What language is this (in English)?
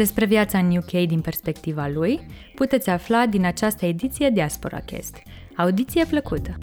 Romanian